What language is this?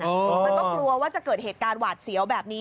Thai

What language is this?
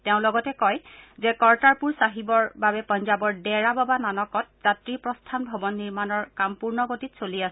Assamese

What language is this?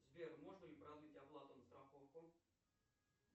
Russian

